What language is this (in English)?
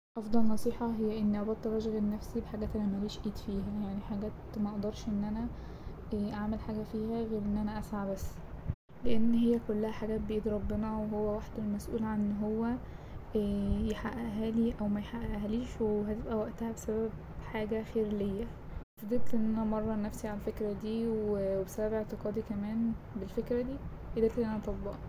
Egyptian Arabic